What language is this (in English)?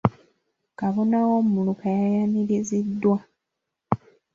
Ganda